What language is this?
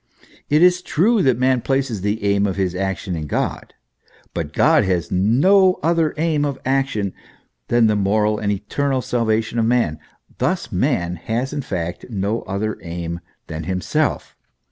English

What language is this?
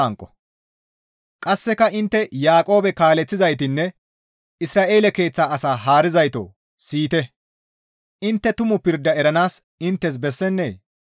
Gamo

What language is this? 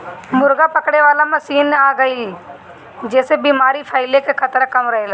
Bhojpuri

